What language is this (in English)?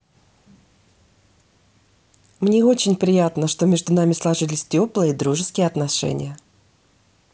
Russian